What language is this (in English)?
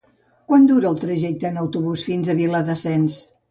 Catalan